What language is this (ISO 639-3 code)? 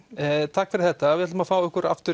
isl